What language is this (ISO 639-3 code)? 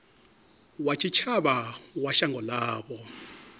ven